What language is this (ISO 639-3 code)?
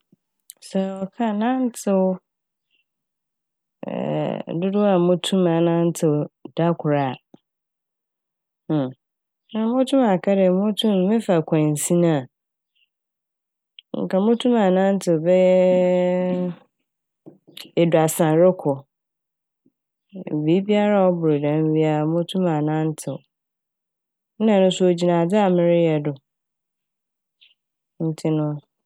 aka